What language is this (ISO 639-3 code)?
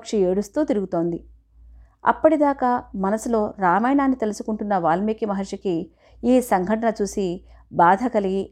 tel